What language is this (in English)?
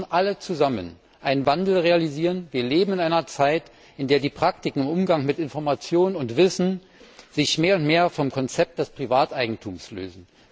German